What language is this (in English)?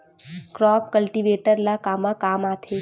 Chhattisgarhi